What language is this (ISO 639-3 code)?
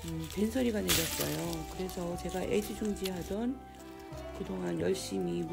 kor